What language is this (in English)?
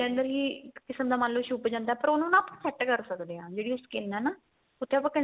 Punjabi